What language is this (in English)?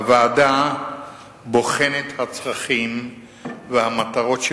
Hebrew